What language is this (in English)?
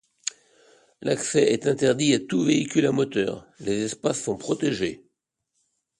French